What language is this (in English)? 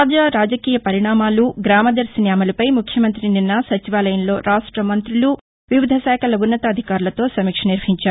Telugu